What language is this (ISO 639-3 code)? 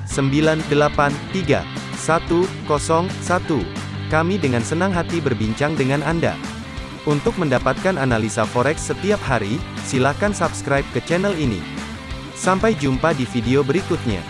ind